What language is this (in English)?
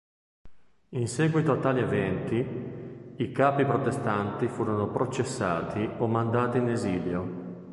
Italian